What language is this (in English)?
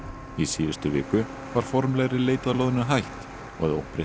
Icelandic